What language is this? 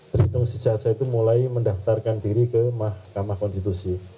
Indonesian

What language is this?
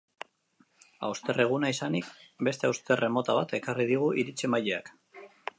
Basque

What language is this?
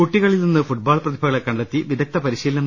Malayalam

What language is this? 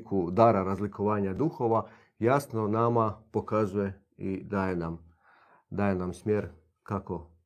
Croatian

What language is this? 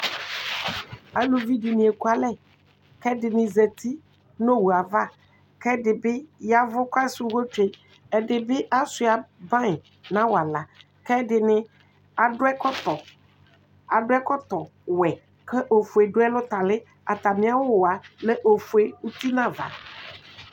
Ikposo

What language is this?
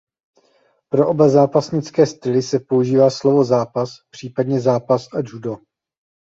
Czech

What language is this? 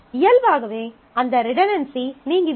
Tamil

